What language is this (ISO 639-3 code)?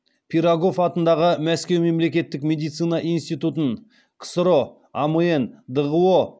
kaz